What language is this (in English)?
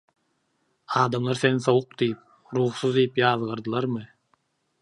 Turkmen